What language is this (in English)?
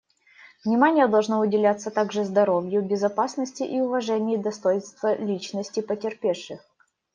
Russian